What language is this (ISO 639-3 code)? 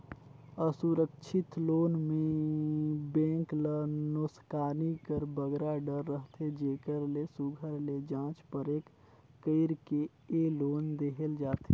hne